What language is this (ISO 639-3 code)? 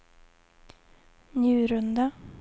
swe